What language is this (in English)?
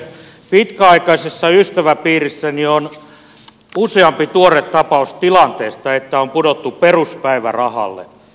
Finnish